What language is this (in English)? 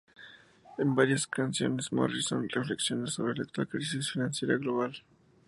Spanish